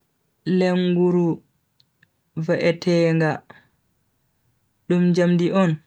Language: Bagirmi Fulfulde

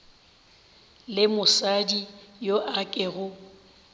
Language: Northern Sotho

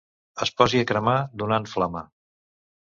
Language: Catalan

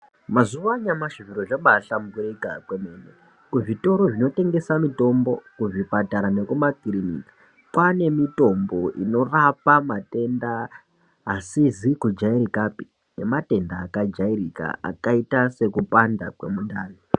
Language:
Ndau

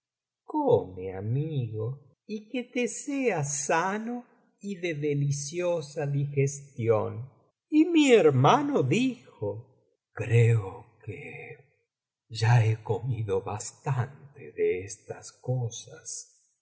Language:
Spanish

